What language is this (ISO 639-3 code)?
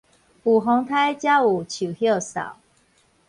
nan